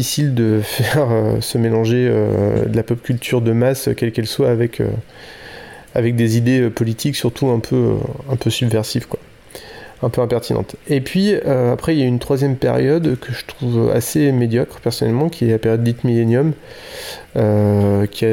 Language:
French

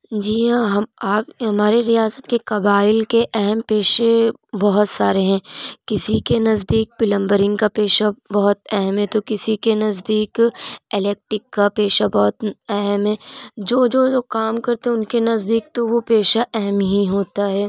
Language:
Urdu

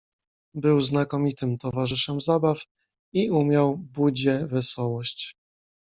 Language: Polish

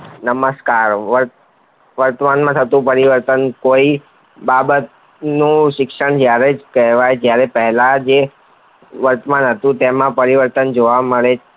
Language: Gujarati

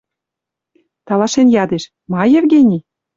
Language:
Western Mari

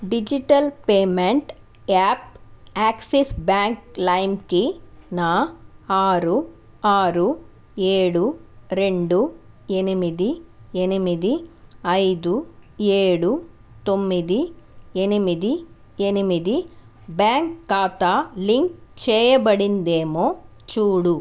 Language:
Telugu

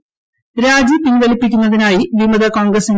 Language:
Malayalam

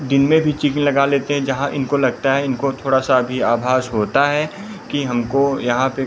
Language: Hindi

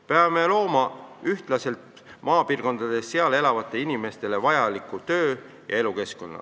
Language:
Estonian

